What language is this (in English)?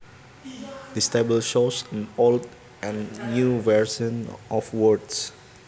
Javanese